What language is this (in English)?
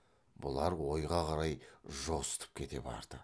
Kazakh